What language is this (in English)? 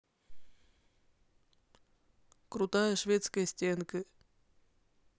Russian